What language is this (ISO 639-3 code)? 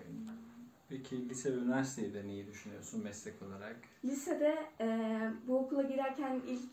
tur